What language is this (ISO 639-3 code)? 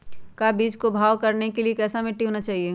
mag